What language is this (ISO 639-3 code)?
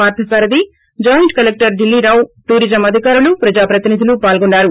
tel